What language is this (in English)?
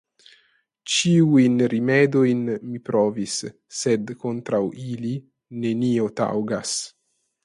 Esperanto